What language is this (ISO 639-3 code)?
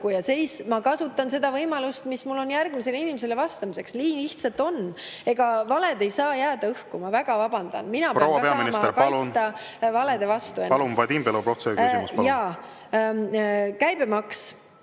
est